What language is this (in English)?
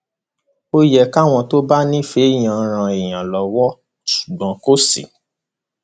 Yoruba